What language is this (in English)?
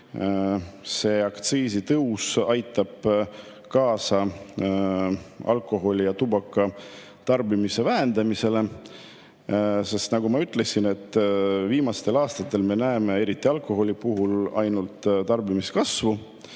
Estonian